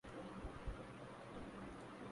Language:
Urdu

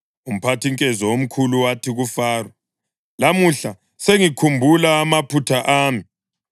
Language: North Ndebele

